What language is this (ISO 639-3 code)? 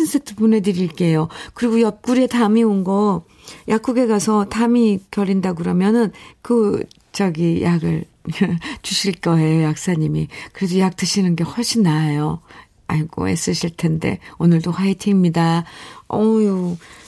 kor